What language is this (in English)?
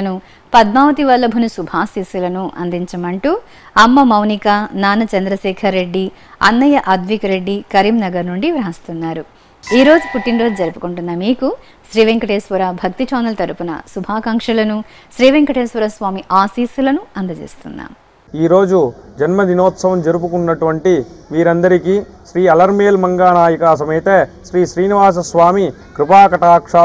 Telugu